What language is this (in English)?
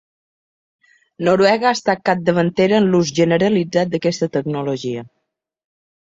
Catalan